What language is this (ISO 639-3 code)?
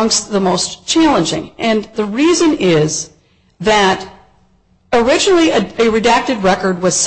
eng